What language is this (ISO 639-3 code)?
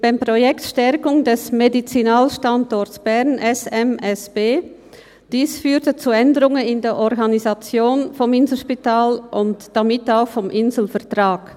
gsw